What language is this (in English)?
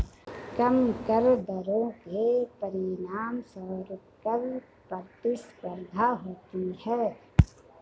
Hindi